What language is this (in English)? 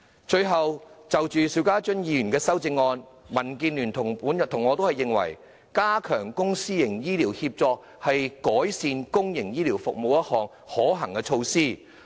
Cantonese